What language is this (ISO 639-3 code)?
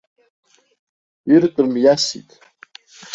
abk